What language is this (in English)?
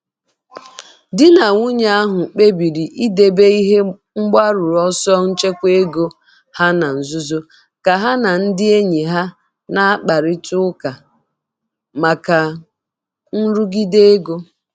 Igbo